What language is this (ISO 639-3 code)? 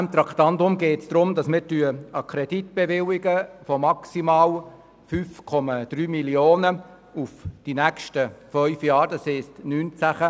gsw